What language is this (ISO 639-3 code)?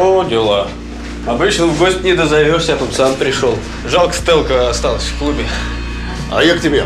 rus